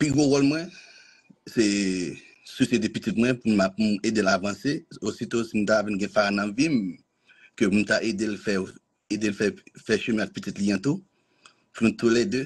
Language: French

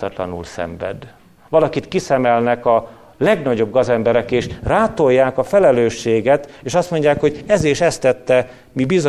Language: Hungarian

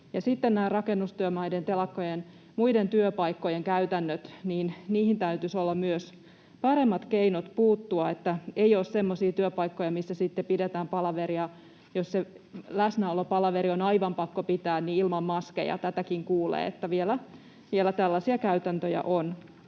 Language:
Finnish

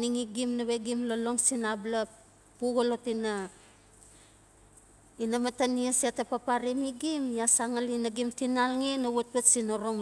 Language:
Notsi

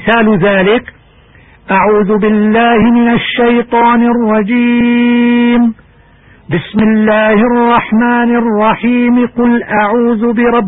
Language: Arabic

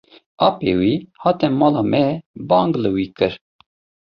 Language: Kurdish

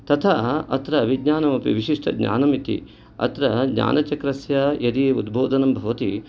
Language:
Sanskrit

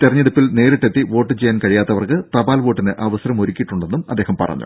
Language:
Malayalam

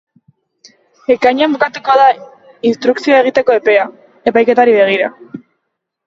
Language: Basque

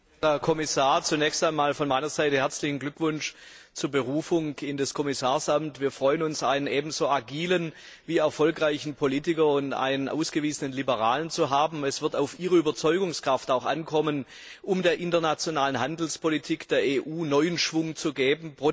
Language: German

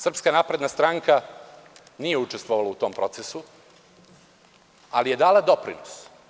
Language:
Serbian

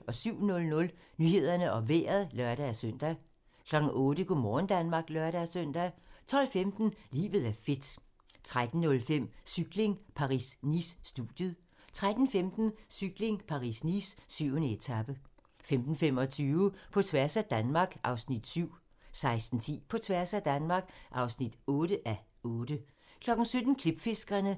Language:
Danish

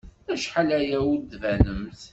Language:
Kabyle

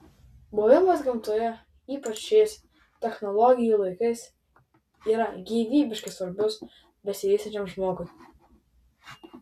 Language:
Lithuanian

